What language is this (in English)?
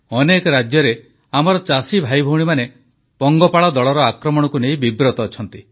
Odia